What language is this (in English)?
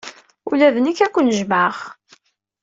Kabyle